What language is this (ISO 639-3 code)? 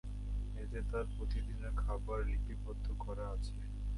ben